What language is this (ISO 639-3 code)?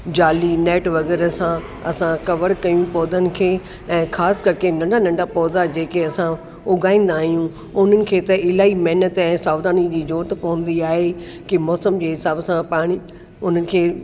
snd